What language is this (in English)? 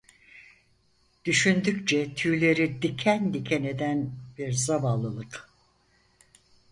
Turkish